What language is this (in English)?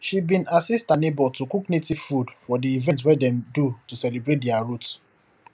Nigerian Pidgin